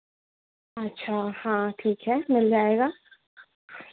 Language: Hindi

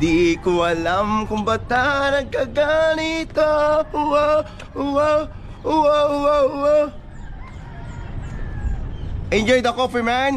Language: Filipino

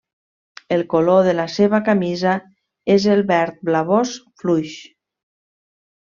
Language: Catalan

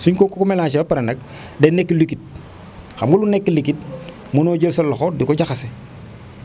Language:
Wolof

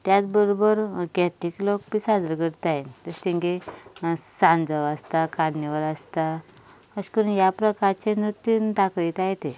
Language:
Konkani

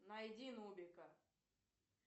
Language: Russian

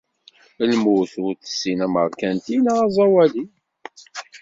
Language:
Kabyle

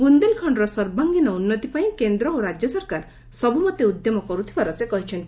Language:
Odia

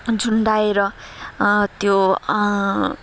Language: Nepali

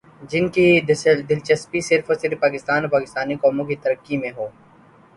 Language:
Urdu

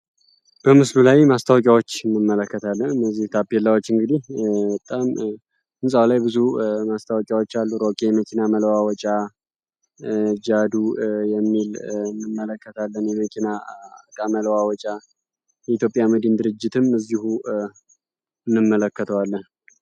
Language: Amharic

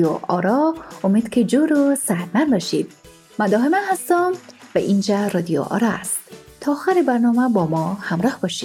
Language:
Persian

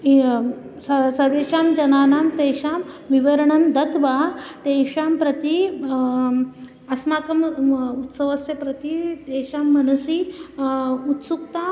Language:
Sanskrit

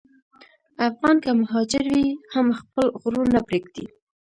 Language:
Pashto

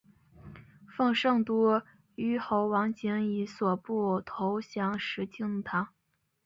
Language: Chinese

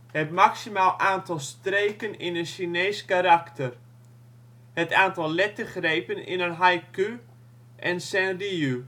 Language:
Dutch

